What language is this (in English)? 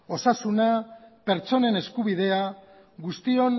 Basque